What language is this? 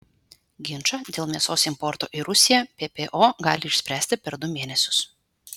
Lithuanian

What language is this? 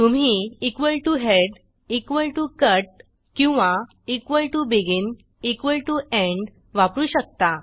Marathi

